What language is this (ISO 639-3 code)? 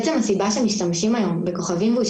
heb